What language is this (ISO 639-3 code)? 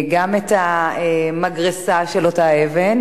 heb